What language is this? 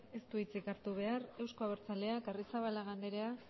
Basque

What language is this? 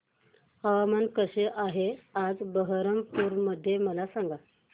Marathi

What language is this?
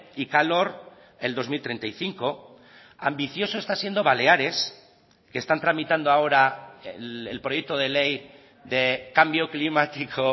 Spanish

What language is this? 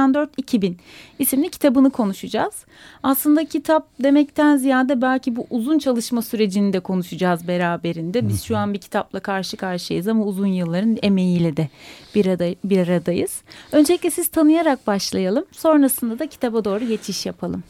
Turkish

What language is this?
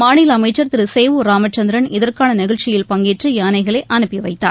Tamil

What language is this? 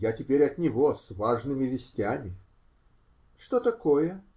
Russian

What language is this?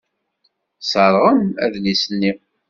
Kabyle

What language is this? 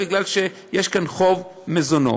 Hebrew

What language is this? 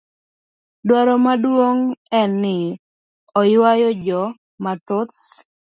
Luo (Kenya and Tanzania)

